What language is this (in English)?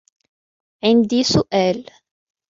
Arabic